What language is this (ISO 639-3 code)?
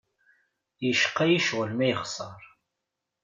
kab